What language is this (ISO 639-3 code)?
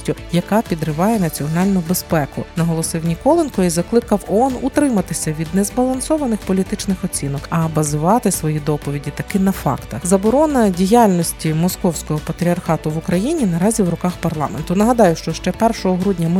ukr